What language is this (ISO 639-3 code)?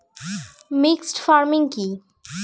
ben